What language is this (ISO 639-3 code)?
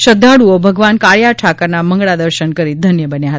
guj